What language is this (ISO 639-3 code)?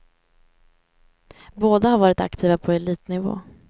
swe